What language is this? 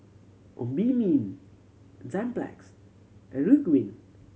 English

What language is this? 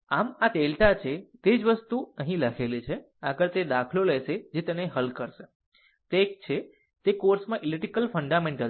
Gujarati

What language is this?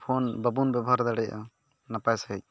Santali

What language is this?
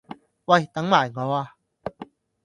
Cantonese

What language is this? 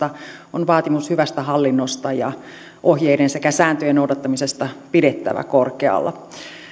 Finnish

